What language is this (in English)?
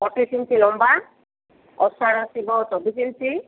Odia